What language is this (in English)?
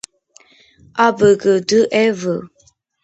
Georgian